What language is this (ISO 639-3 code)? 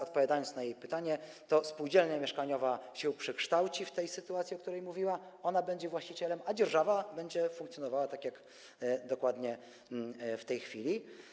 pol